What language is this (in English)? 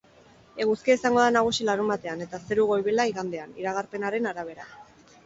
Basque